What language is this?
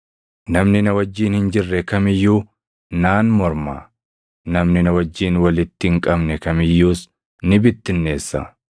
Oromo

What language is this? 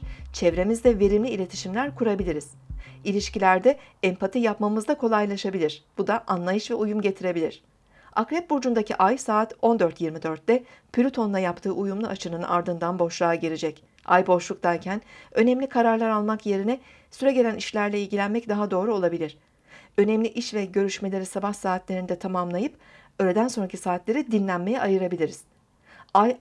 Turkish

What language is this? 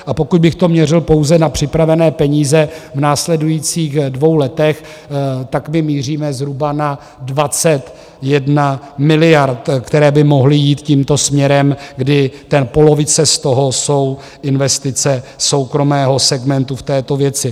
Czech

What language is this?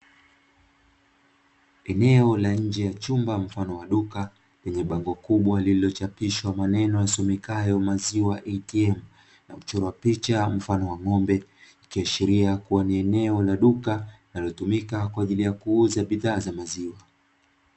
Swahili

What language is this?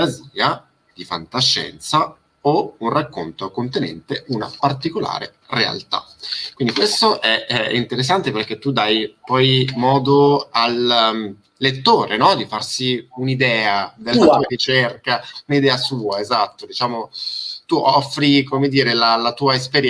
Italian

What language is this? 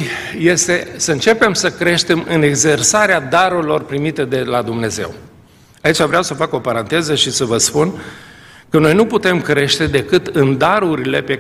Romanian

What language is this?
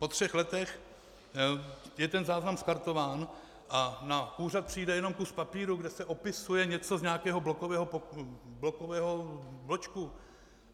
Czech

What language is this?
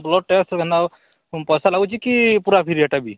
Odia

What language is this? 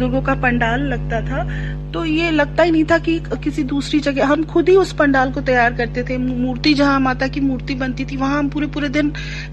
Hindi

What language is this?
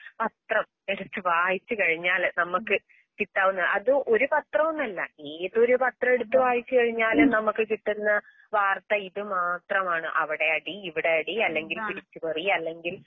Malayalam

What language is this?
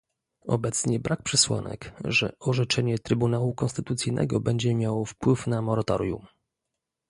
Polish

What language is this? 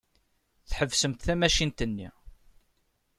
Kabyle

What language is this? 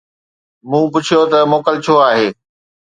Sindhi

